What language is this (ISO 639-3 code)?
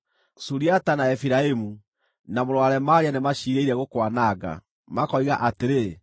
kik